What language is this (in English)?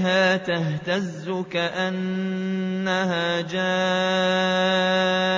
Arabic